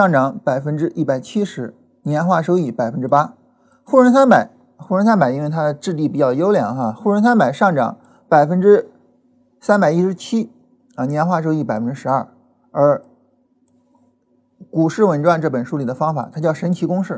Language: Chinese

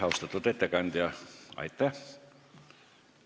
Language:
Estonian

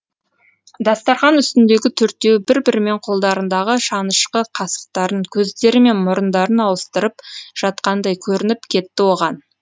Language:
Kazakh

